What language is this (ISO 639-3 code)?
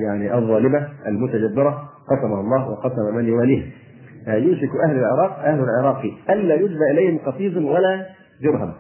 ara